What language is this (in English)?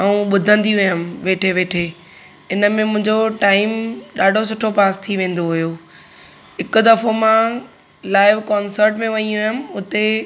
Sindhi